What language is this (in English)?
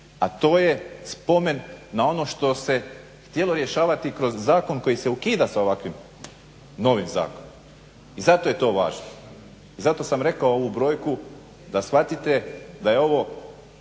Croatian